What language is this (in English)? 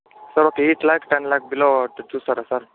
Telugu